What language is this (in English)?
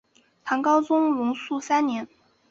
Chinese